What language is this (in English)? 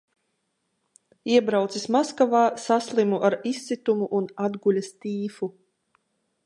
Latvian